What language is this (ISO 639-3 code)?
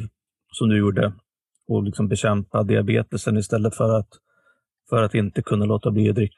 swe